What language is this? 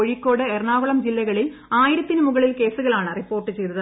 Malayalam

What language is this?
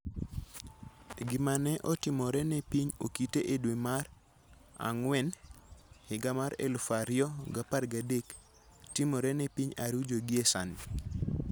Luo (Kenya and Tanzania)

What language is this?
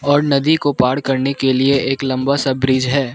Hindi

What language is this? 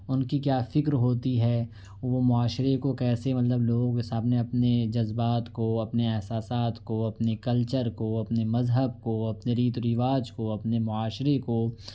Urdu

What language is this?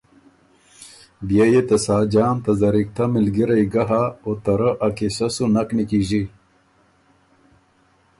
Ormuri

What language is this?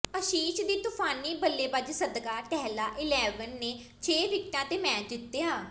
Punjabi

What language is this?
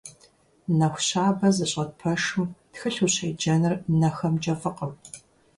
Kabardian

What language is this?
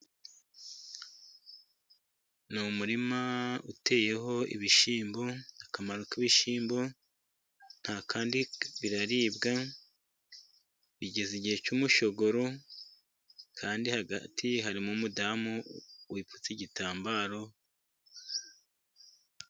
Kinyarwanda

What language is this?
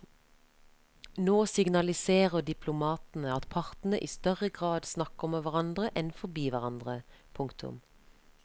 Norwegian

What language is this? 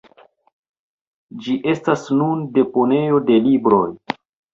Esperanto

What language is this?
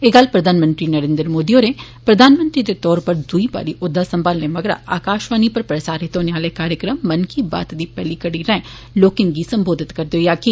Dogri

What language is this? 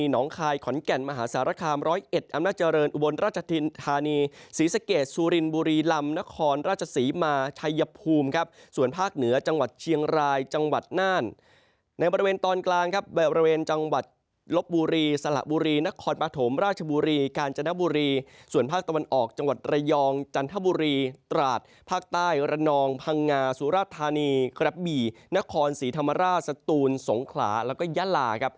Thai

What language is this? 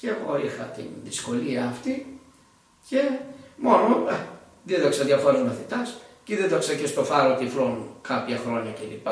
Greek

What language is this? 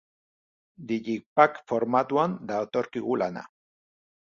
Basque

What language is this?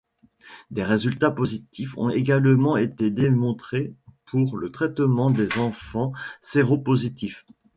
French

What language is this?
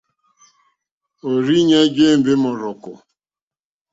Mokpwe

